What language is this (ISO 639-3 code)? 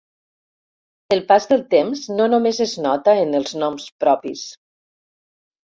cat